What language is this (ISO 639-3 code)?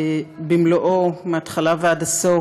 heb